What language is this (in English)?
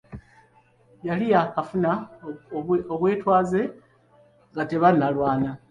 Ganda